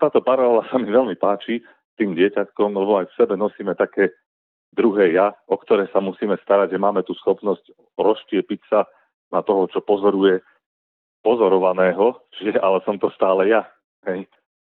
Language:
Slovak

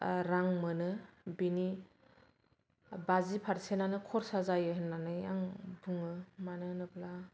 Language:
Bodo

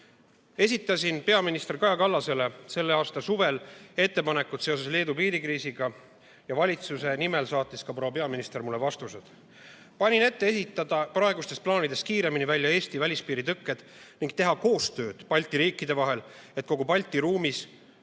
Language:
Estonian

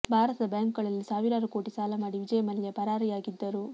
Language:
Kannada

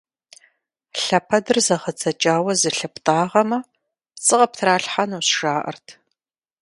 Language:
Kabardian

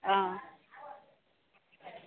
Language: Assamese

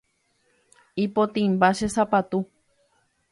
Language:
Guarani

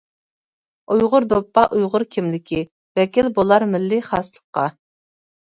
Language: Uyghur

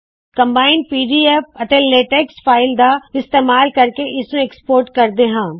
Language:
Punjabi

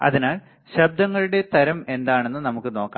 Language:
Malayalam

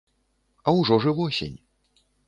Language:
Belarusian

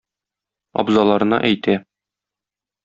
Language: Tatar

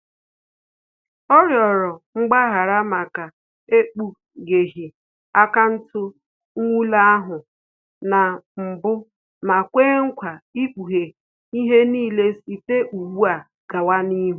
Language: Igbo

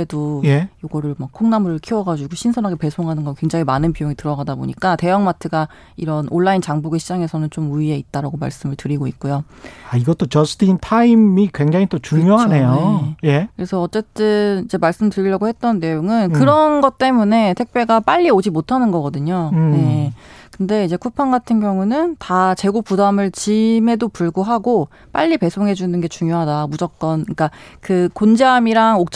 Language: Korean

